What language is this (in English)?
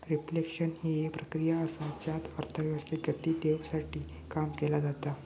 Marathi